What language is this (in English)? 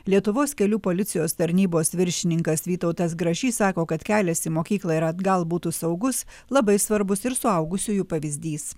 Lithuanian